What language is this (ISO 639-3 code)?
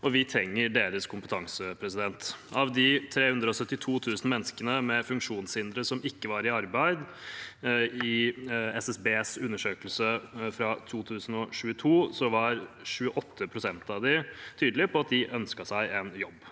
nor